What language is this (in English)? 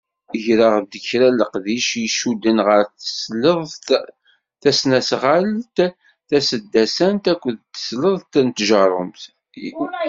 Kabyle